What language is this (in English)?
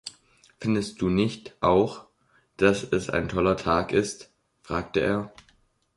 German